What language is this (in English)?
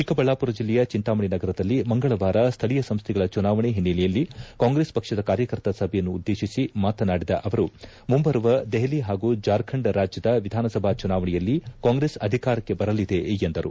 Kannada